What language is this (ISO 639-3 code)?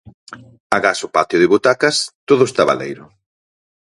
glg